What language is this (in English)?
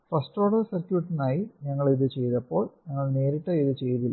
Malayalam